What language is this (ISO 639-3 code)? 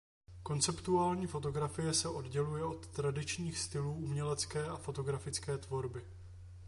ces